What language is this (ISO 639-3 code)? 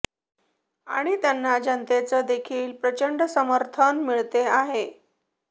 mar